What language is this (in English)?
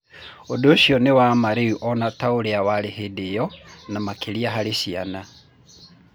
Kikuyu